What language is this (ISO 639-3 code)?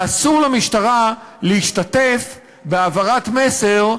heb